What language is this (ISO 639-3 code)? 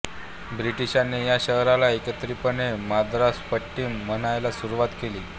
mar